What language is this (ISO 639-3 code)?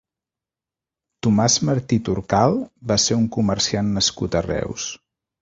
cat